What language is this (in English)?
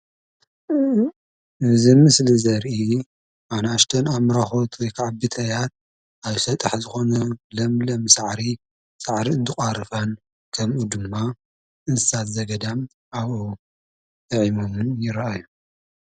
Tigrinya